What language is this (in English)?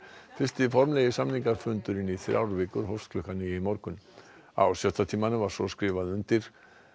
Icelandic